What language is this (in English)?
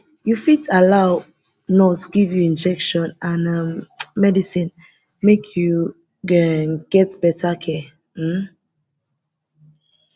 Nigerian Pidgin